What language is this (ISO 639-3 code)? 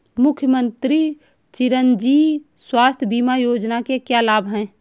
hin